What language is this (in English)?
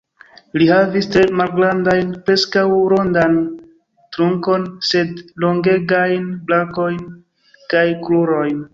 Esperanto